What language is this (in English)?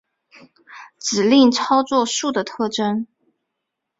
Chinese